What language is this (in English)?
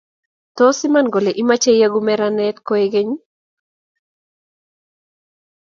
Kalenjin